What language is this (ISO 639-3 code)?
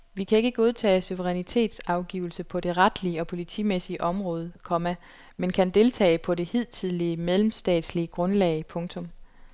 dan